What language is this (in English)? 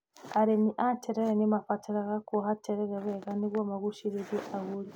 Kikuyu